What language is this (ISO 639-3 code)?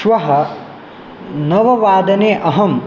san